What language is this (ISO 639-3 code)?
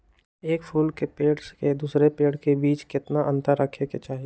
mag